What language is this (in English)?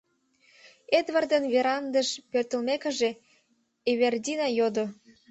Mari